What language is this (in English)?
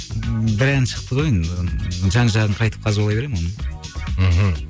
Kazakh